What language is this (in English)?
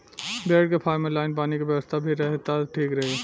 Bhojpuri